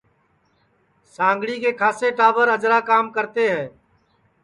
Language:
Sansi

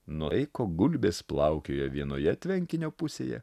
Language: Lithuanian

